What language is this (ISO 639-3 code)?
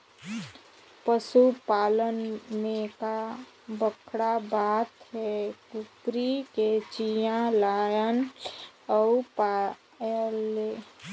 hne